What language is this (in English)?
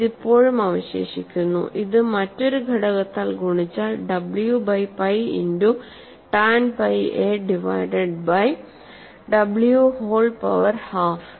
Malayalam